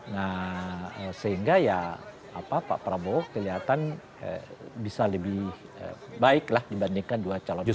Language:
Indonesian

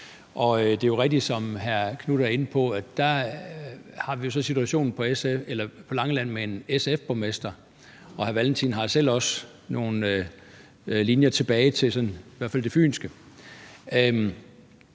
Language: Danish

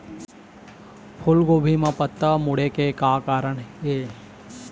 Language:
Chhattisgarhi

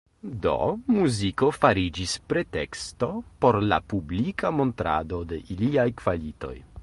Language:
Esperanto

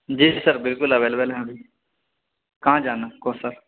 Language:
Urdu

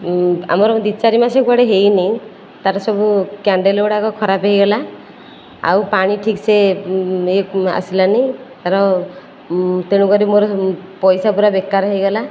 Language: Odia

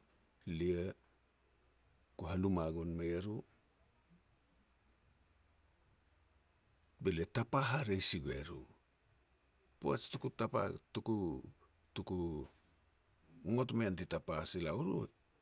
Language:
Petats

